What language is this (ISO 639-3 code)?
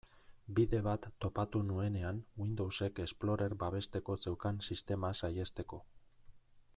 eus